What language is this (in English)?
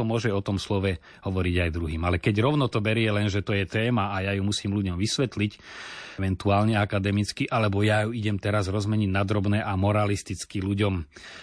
Slovak